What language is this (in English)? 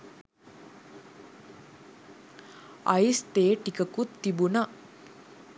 Sinhala